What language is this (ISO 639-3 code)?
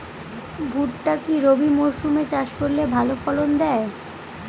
ben